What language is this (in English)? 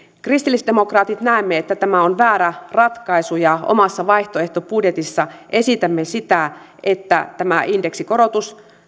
Finnish